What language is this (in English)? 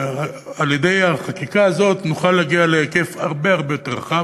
Hebrew